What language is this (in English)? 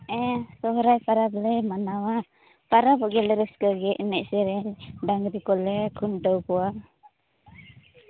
Santali